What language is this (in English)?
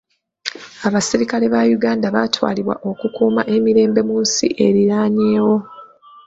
Ganda